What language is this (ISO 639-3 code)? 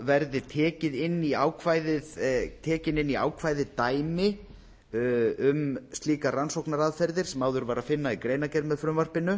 isl